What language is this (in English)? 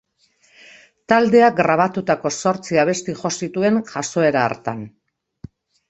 Basque